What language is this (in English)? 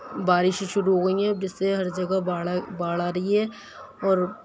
Urdu